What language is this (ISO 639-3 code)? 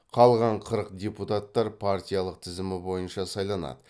kaz